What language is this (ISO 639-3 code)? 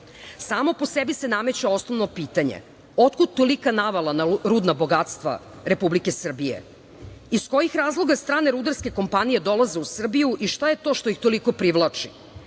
srp